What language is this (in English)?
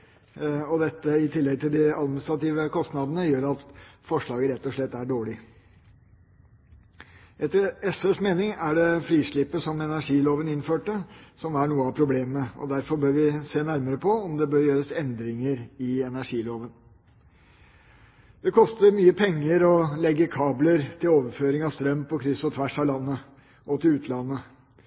Norwegian Bokmål